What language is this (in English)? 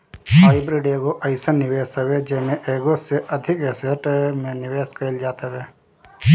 Bhojpuri